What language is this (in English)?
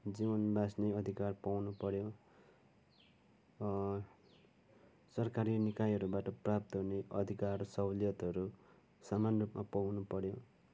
Nepali